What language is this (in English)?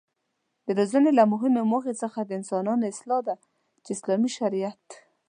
Pashto